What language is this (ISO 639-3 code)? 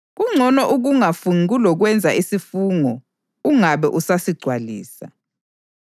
nde